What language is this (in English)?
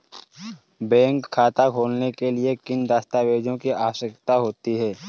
Hindi